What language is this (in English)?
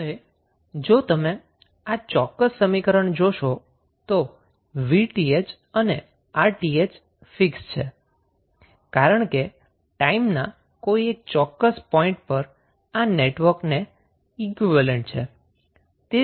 Gujarati